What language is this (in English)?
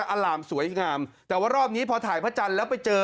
Thai